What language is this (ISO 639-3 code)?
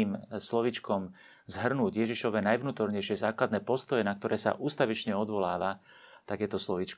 slk